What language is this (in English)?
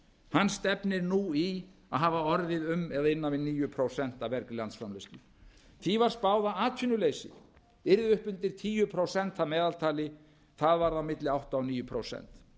Icelandic